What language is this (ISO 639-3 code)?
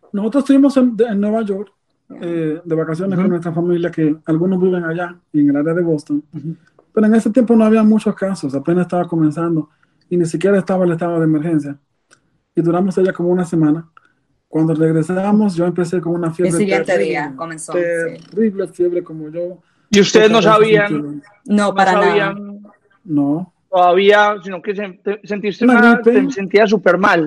spa